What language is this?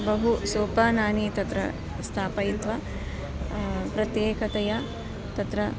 Sanskrit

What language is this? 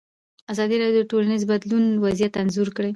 Pashto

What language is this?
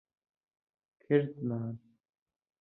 Central Kurdish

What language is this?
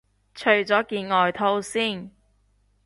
Cantonese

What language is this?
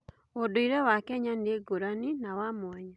Kikuyu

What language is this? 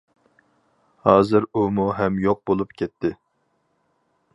Uyghur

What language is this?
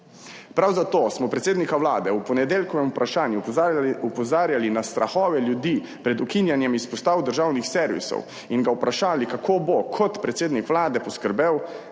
Slovenian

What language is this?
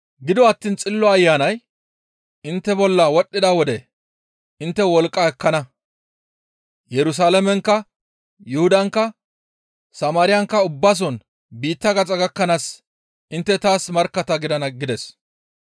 Gamo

